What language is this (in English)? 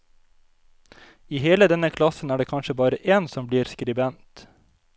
Norwegian